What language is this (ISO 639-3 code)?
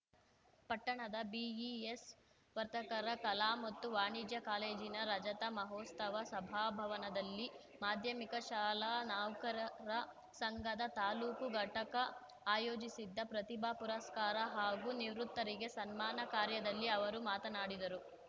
kan